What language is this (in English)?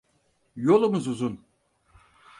Turkish